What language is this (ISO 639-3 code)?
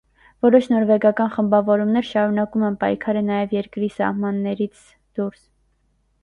hye